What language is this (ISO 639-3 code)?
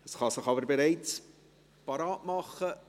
gsw